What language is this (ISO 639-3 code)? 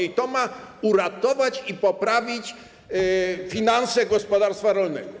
pol